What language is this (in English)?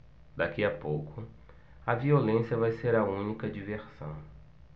Portuguese